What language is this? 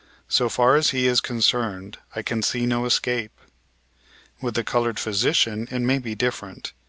English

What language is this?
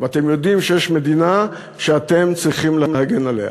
Hebrew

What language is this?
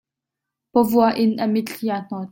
Hakha Chin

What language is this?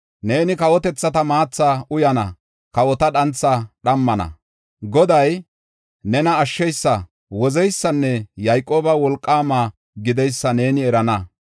Gofa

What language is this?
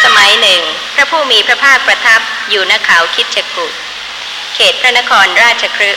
Thai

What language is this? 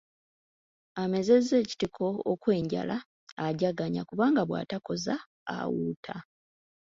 Ganda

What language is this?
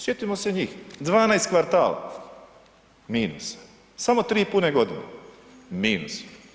Croatian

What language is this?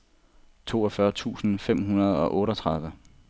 Danish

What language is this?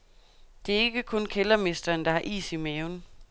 Danish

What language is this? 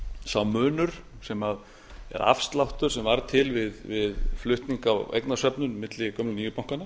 Icelandic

